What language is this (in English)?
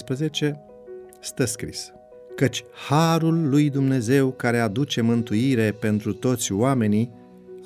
Romanian